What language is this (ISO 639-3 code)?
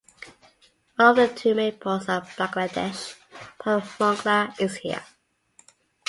eng